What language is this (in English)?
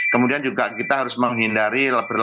Indonesian